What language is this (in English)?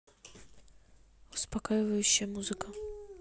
Russian